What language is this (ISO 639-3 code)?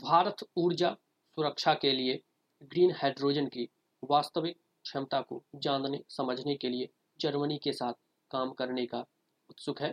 hin